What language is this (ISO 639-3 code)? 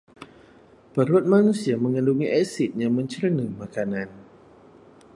msa